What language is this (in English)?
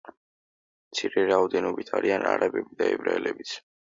Georgian